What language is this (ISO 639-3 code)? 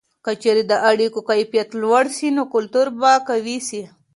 pus